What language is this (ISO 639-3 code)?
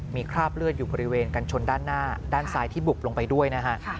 tha